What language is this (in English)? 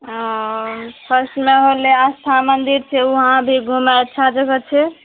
Maithili